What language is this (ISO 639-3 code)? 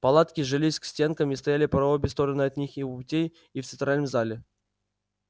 rus